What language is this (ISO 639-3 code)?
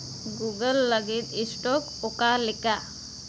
sat